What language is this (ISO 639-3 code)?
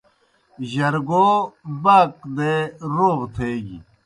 plk